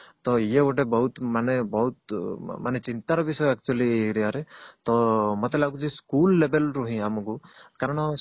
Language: Odia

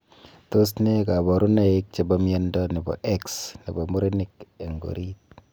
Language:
Kalenjin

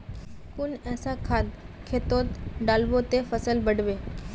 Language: Magahi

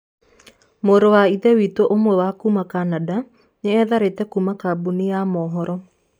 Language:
Kikuyu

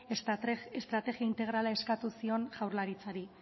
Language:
Basque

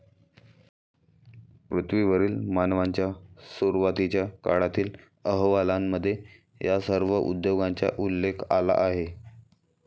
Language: Marathi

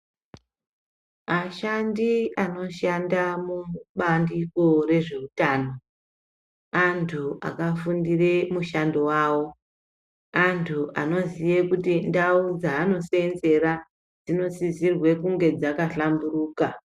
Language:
Ndau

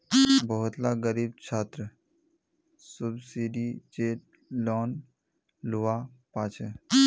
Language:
Magahi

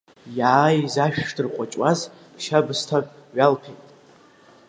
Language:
Abkhazian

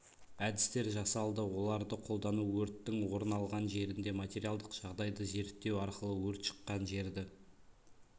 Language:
Kazakh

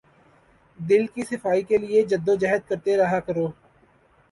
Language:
Urdu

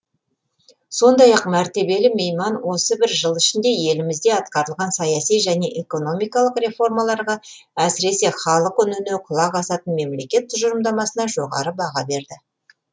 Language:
Kazakh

